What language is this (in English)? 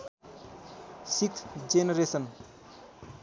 Nepali